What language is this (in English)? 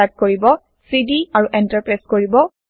Assamese